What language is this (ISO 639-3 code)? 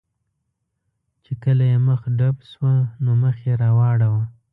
pus